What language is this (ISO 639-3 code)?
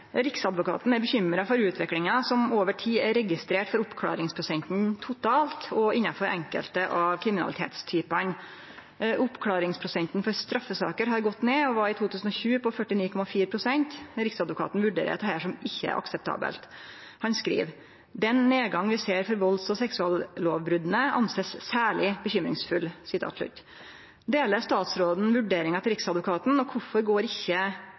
nno